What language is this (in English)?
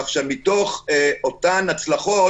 Hebrew